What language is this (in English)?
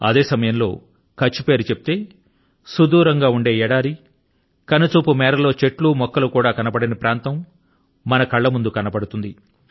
Telugu